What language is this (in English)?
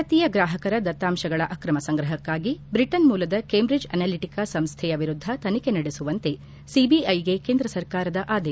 Kannada